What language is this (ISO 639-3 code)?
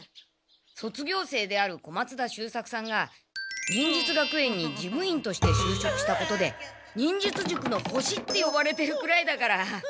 jpn